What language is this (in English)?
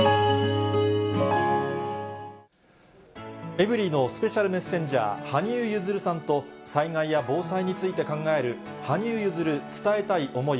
Japanese